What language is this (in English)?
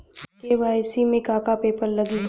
Bhojpuri